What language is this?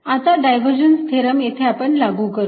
Marathi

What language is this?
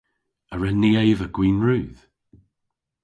Cornish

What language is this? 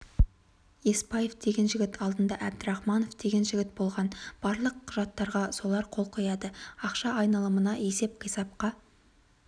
Kazakh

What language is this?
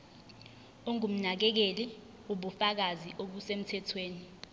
Zulu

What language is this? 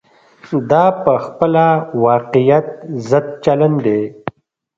Pashto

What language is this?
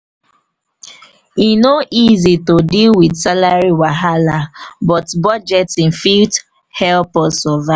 Nigerian Pidgin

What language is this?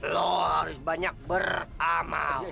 Indonesian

